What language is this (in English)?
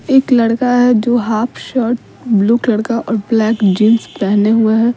Hindi